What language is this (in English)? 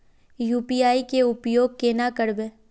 Magahi